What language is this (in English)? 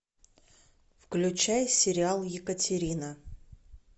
Russian